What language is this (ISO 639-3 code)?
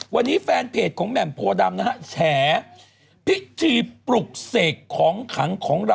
tha